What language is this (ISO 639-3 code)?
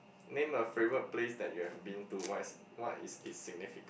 eng